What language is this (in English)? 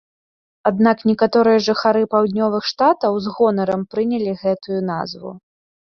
Belarusian